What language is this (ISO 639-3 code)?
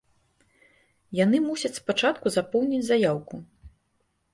bel